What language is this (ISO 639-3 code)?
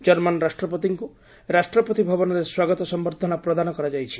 ori